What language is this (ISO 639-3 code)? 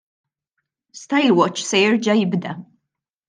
mlt